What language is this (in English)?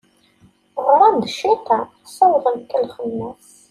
Kabyle